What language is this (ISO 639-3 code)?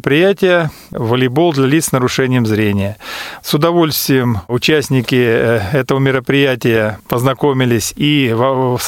rus